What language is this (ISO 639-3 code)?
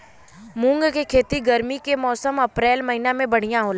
bho